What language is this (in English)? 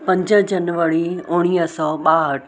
Sindhi